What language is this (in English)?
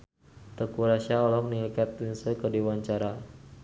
Sundanese